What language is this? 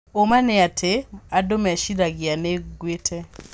Kikuyu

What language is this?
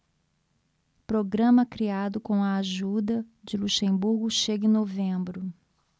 Portuguese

